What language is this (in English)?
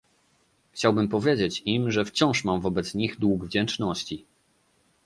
Polish